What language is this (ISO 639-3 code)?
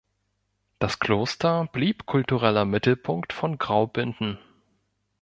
deu